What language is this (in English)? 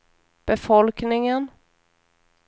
Swedish